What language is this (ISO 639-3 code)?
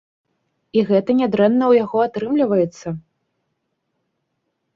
bel